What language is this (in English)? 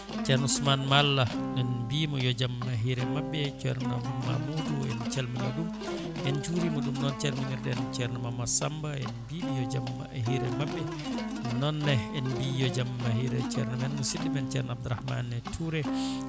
Fula